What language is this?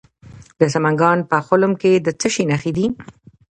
Pashto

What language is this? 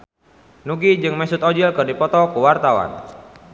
Sundanese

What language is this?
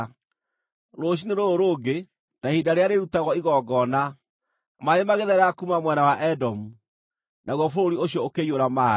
Kikuyu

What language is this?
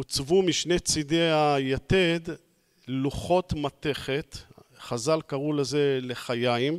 Hebrew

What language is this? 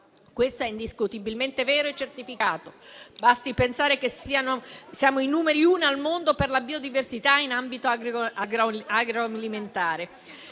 Italian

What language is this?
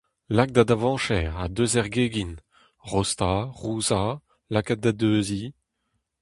Breton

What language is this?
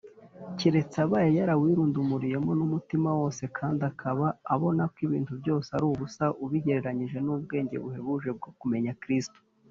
Kinyarwanda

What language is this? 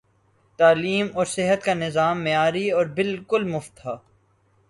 Urdu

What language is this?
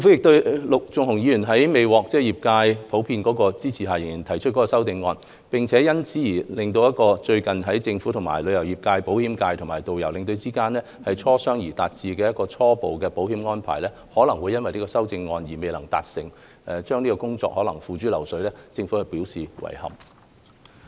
Cantonese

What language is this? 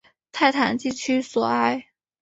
Chinese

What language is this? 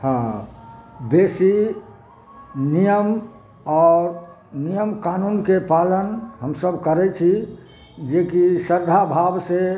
Maithili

